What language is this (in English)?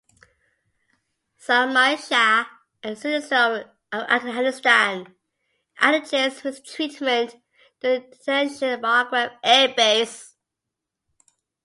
English